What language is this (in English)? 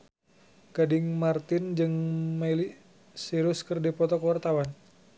Sundanese